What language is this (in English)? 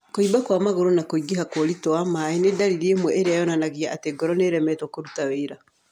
Kikuyu